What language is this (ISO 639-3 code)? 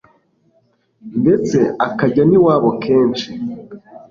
kin